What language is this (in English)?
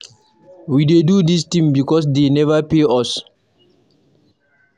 Nigerian Pidgin